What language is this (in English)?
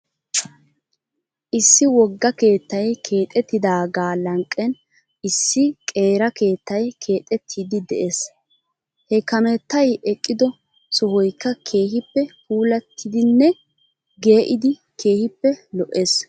Wolaytta